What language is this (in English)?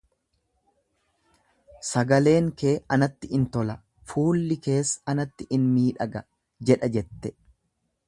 Oromo